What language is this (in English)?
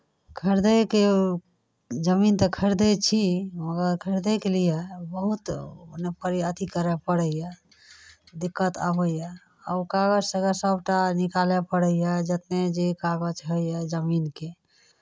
Maithili